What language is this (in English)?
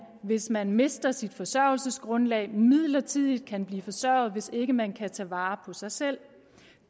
Danish